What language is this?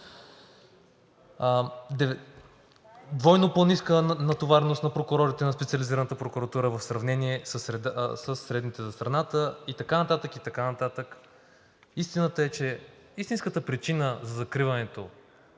Bulgarian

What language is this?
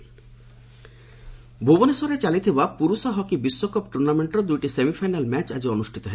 Odia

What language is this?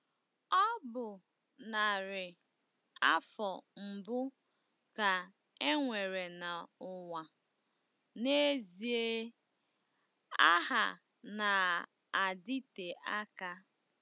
Igbo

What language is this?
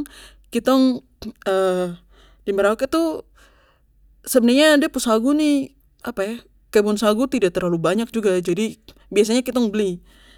Papuan Malay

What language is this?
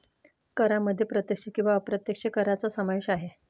Marathi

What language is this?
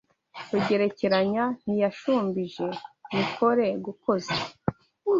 Kinyarwanda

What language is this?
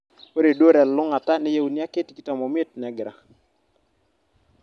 Masai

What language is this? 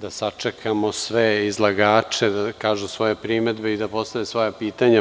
Serbian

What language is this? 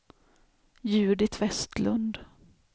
Swedish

